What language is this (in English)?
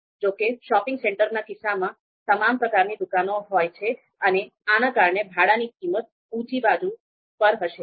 Gujarati